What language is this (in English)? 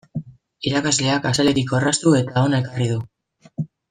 Basque